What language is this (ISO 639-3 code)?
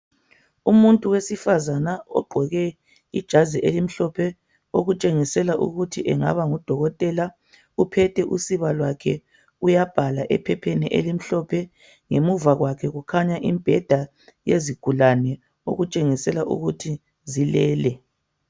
nde